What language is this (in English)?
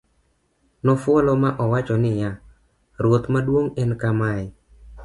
Luo (Kenya and Tanzania)